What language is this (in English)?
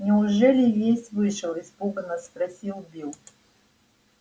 Russian